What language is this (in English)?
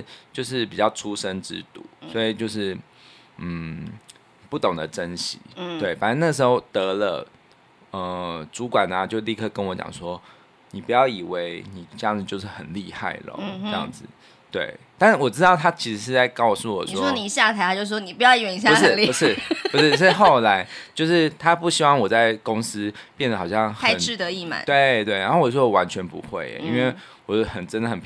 Chinese